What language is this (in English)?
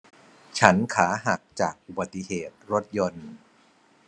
Thai